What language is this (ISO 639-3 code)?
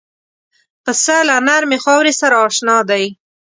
pus